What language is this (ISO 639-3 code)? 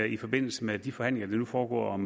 dan